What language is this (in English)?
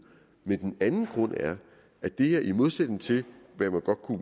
Danish